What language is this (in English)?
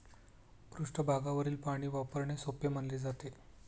Marathi